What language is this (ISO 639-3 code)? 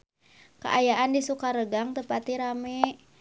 sun